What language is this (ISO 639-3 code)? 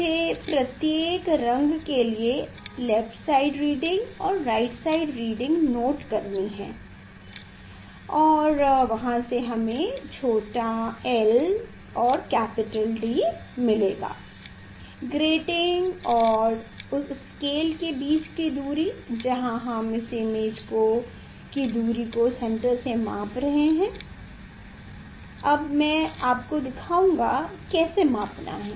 hin